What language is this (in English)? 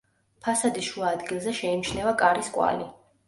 Georgian